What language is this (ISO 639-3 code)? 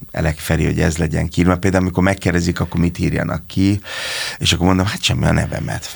hun